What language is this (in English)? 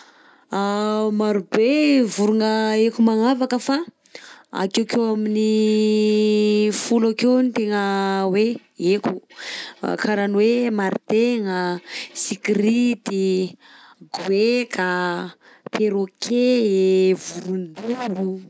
Southern Betsimisaraka Malagasy